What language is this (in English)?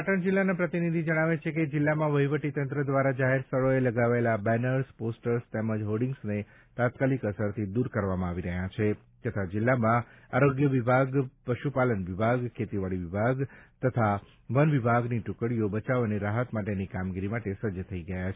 Gujarati